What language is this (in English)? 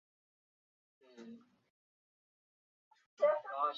Chinese